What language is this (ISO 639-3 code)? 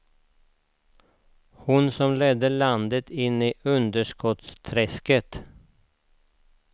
swe